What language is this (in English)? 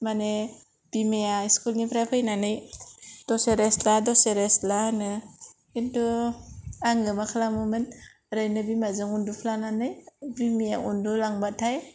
Bodo